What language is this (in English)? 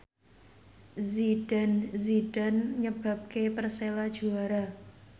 Javanese